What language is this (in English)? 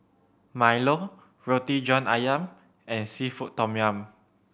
English